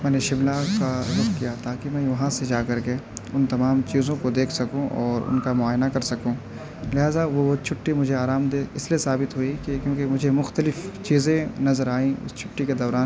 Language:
Urdu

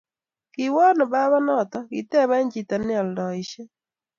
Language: Kalenjin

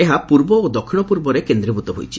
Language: Odia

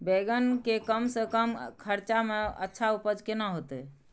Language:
Maithili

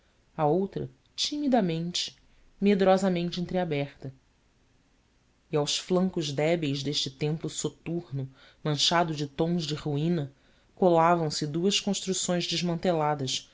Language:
Portuguese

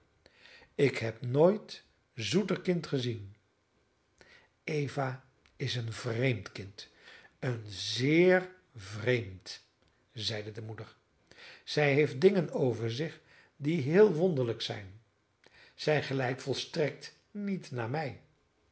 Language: Dutch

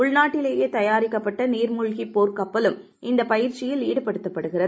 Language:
Tamil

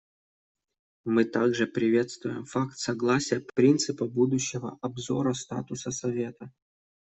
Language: Russian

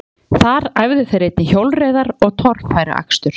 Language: Icelandic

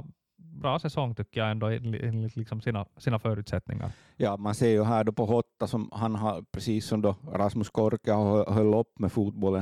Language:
Swedish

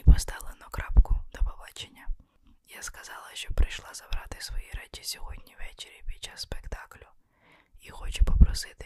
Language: Ukrainian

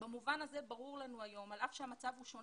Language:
Hebrew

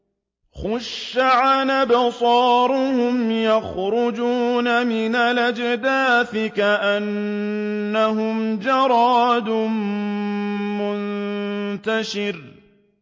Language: Arabic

